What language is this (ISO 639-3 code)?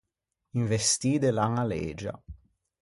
lij